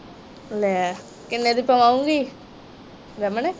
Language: Punjabi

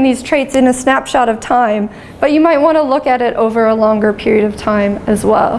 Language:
English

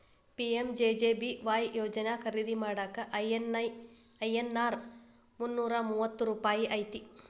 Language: Kannada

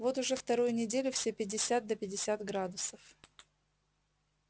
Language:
Russian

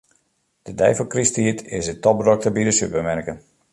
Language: Western Frisian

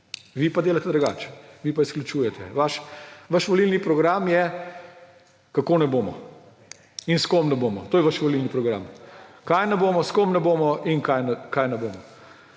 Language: Slovenian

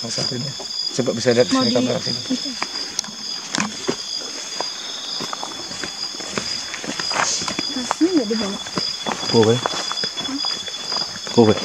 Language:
Indonesian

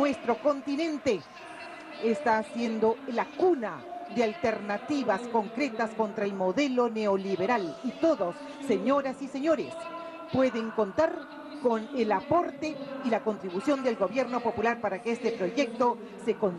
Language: Spanish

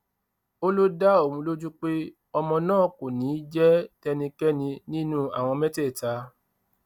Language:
Yoruba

